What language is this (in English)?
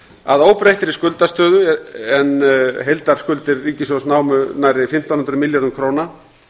Icelandic